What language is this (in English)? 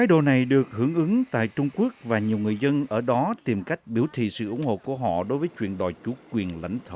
Vietnamese